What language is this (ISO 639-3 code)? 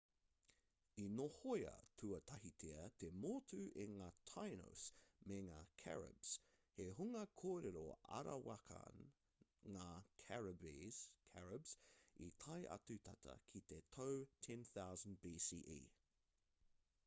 mri